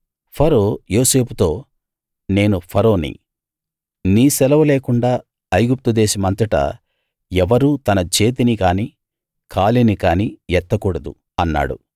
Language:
Telugu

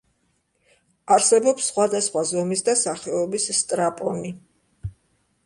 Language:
Georgian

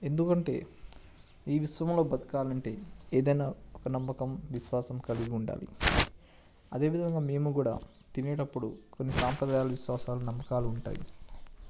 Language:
Telugu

